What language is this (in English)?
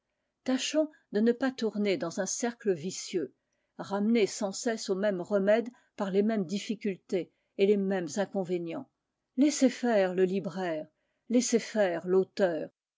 French